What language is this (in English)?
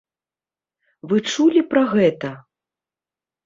Belarusian